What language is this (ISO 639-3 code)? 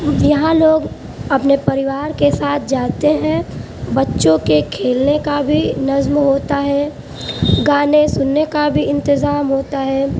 urd